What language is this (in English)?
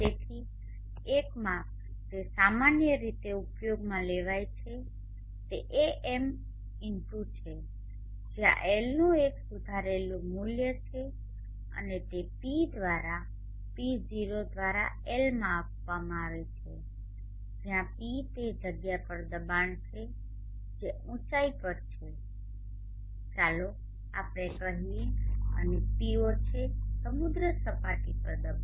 Gujarati